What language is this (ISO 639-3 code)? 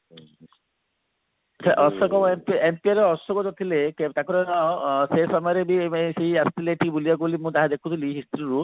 ori